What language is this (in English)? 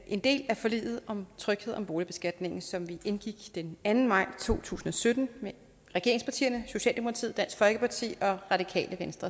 Danish